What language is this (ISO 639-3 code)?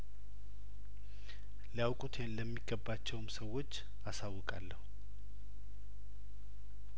amh